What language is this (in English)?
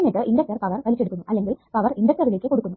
Malayalam